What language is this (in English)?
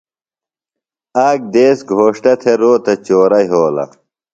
Phalura